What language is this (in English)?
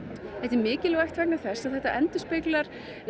Icelandic